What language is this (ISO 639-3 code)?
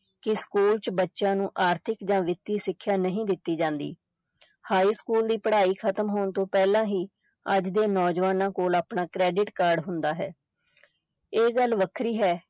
pan